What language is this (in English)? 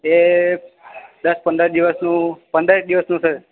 Gujarati